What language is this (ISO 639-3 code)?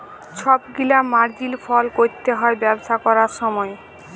ben